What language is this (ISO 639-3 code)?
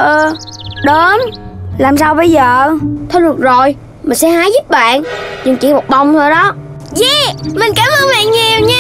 vie